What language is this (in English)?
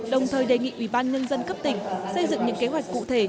Vietnamese